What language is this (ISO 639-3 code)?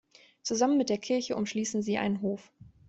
deu